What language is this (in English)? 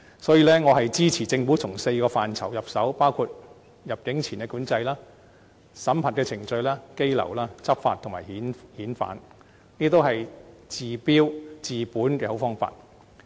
Cantonese